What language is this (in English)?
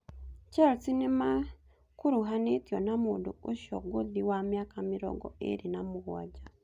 Kikuyu